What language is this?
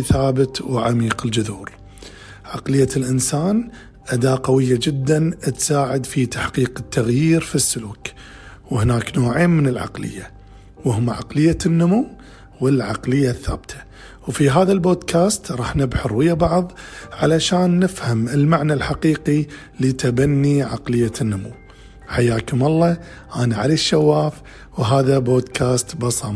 Arabic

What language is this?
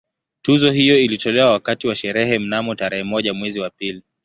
Swahili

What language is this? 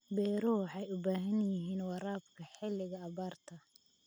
Somali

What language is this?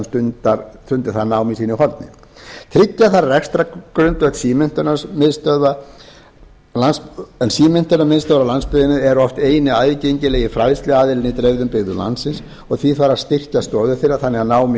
Icelandic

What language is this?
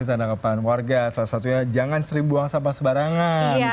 Indonesian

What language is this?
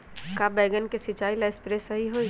Magahi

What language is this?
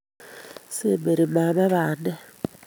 Kalenjin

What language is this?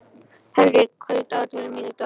Icelandic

